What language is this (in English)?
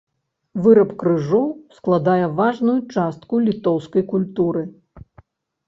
Belarusian